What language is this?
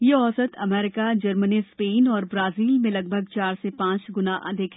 Hindi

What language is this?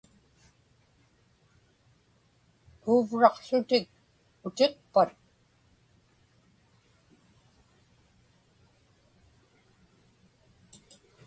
Inupiaq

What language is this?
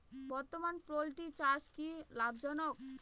Bangla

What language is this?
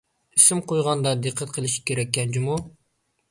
Uyghur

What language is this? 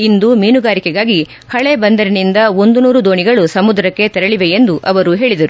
Kannada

